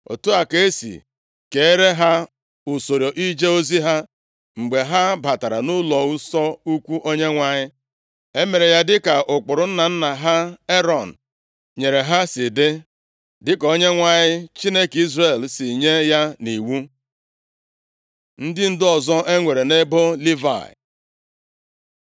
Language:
Igbo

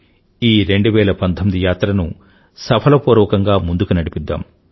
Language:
Telugu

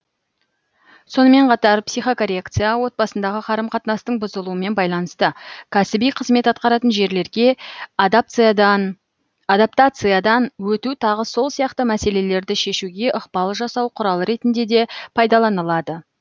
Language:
Kazakh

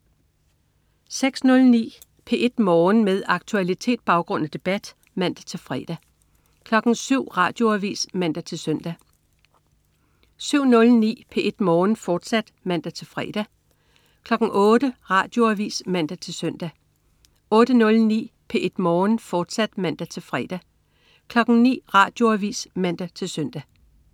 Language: Danish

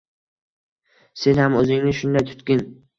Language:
Uzbek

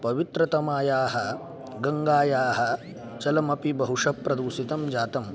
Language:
Sanskrit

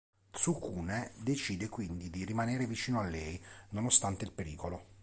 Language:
Italian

